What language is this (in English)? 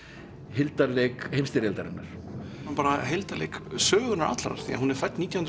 Icelandic